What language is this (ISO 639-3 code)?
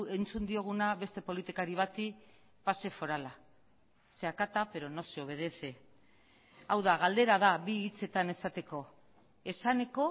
eus